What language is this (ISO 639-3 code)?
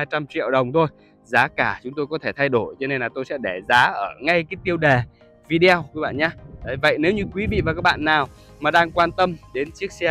vie